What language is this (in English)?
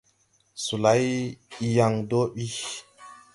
Tupuri